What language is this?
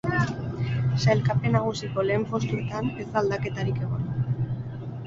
Basque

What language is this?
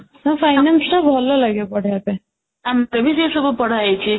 Odia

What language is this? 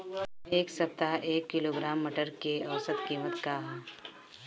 Bhojpuri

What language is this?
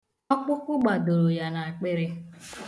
Igbo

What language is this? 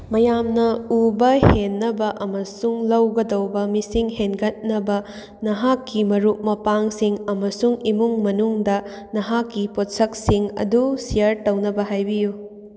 Manipuri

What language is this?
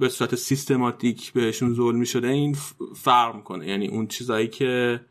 Persian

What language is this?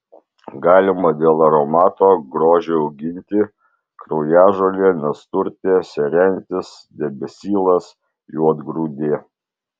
Lithuanian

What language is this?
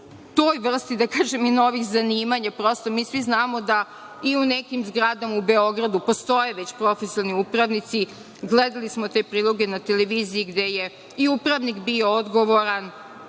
Serbian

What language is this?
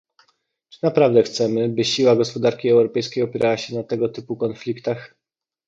Polish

